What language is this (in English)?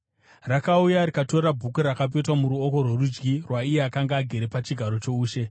Shona